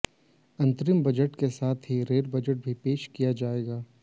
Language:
Hindi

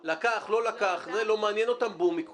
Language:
Hebrew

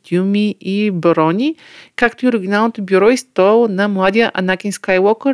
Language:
Bulgarian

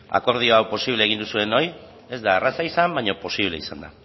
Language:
Basque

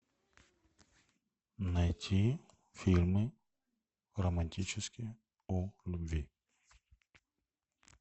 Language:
Russian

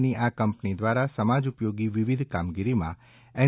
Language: Gujarati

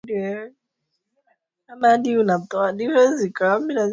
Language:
Swahili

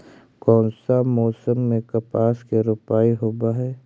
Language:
Magahi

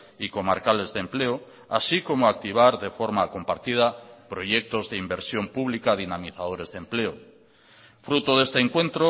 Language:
Spanish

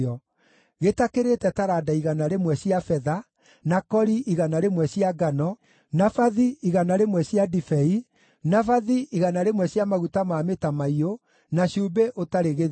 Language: Kikuyu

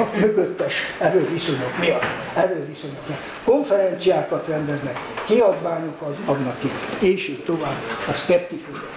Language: Hungarian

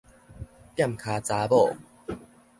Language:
Min Nan Chinese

